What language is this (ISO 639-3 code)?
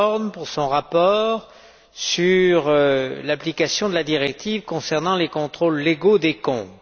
fra